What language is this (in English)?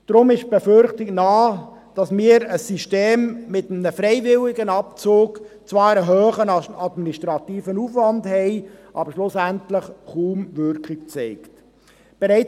Swiss German